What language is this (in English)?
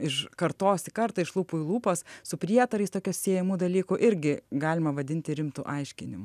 Lithuanian